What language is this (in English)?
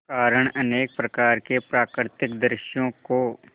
Hindi